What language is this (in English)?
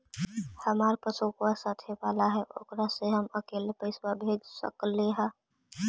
Magahi